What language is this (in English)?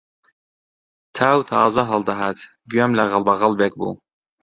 Central Kurdish